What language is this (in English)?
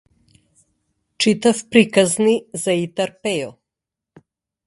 Macedonian